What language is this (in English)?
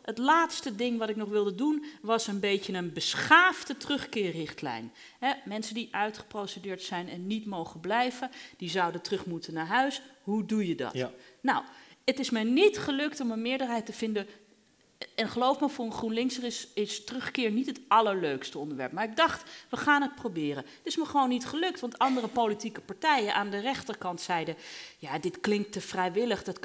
Dutch